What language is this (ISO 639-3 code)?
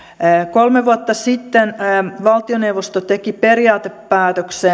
fin